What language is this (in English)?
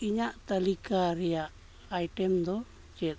Santali